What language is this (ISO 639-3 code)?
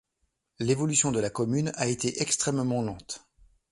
fra